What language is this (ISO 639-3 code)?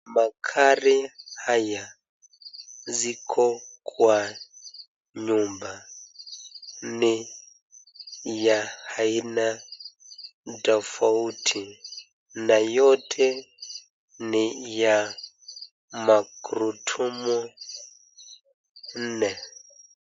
swa